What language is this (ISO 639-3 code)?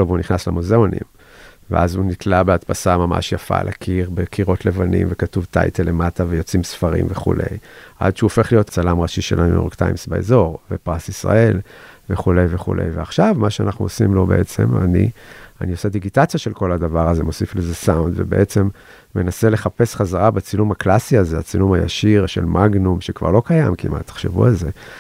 heb